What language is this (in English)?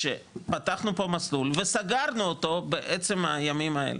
Hebrew